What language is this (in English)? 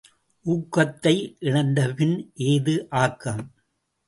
Tamil